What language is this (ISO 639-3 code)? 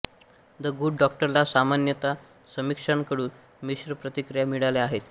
mar